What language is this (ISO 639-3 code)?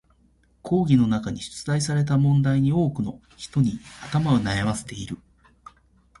jpn